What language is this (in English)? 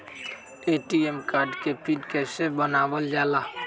Magahi